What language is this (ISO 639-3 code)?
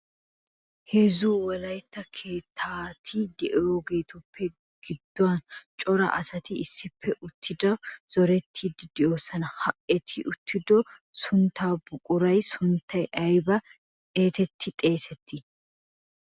wal